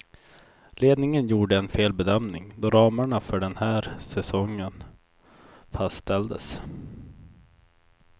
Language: Swedish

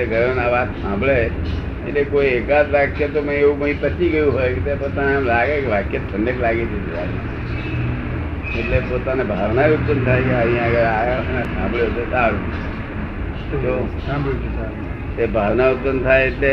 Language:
Gujarati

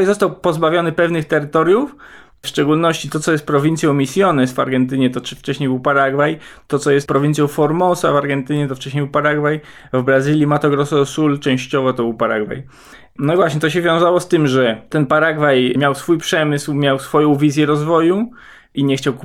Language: Polish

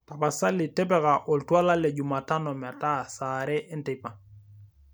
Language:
Masai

